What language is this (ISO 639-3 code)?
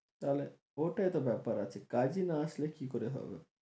ben